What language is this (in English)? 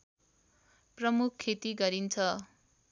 Nepali